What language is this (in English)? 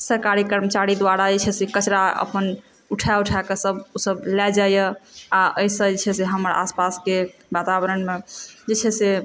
Maithili